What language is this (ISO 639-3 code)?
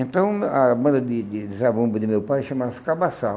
por